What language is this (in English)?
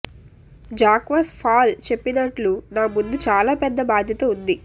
Telugu